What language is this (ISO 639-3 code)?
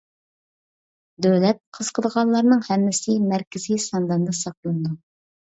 uig